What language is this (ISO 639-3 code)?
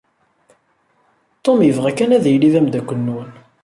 kab